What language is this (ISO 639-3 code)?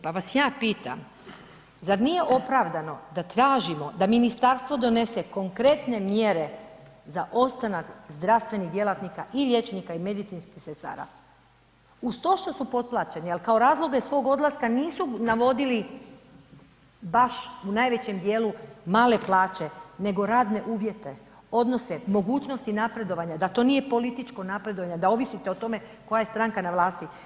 hrv